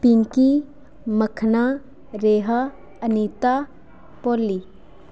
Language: Dogri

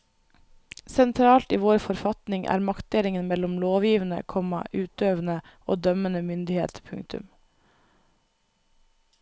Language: Norwegian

